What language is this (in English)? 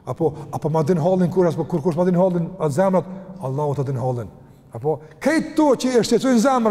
Romanian